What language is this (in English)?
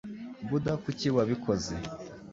Kinyarwanda